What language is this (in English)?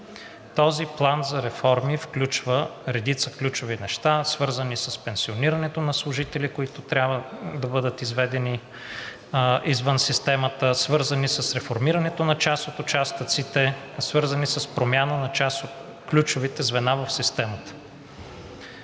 Bulgarian